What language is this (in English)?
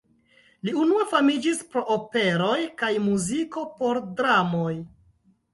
Esperanto